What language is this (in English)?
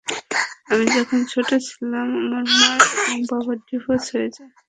Bangla